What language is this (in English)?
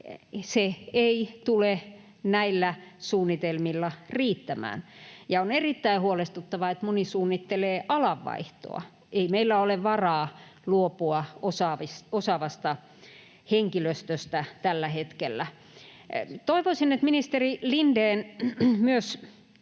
Finnish